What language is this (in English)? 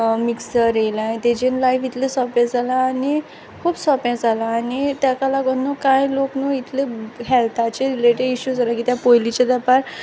Konkani